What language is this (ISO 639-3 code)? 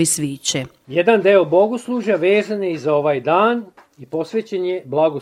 hrv